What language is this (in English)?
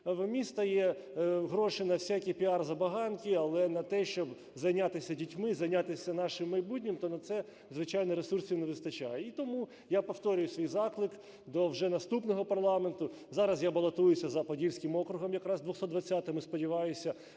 Ukrainian